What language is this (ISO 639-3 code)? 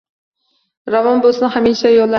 uzb